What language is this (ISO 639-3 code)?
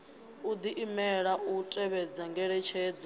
ven